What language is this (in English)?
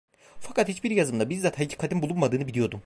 Turkish